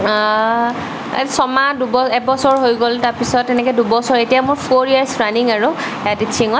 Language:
Assamese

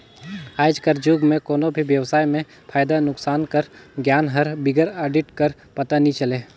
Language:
Chhattisgarhi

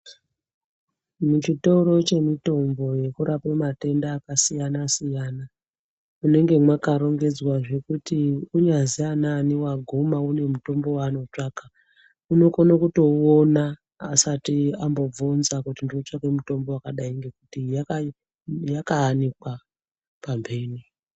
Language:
Ndau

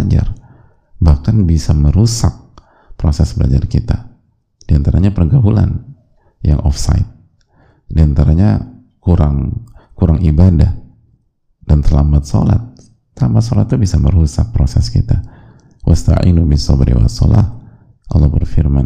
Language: Indonesian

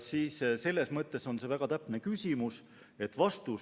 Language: Estonian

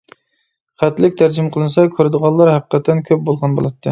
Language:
Uyghur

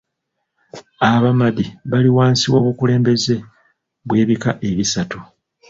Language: Ganda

